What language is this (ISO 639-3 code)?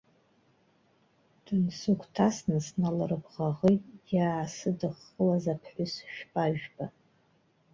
abk